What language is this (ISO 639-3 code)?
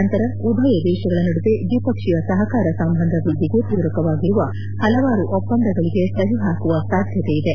kan